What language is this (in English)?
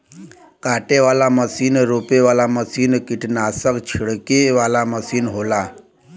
Bhojpuri